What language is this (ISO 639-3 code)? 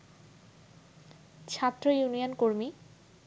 ben